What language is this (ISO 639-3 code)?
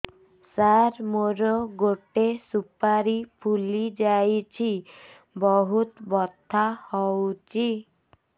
ori